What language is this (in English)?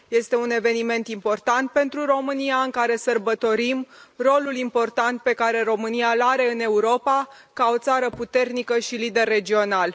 Romanian